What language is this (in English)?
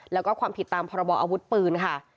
Thai